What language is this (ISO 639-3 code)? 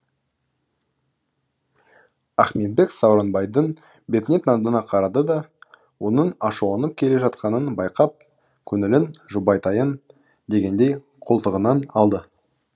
kaz